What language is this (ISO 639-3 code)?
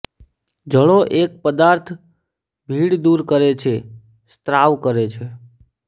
guj